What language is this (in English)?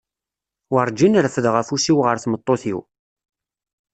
Kabyle